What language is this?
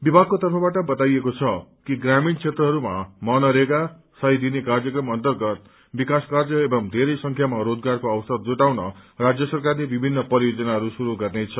Nepali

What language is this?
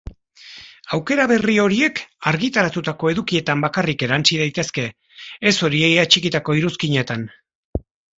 Basque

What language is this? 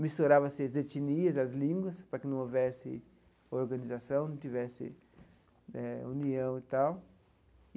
Portuguese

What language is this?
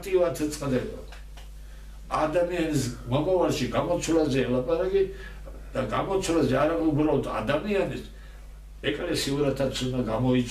Turkish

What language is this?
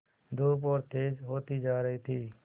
Hindi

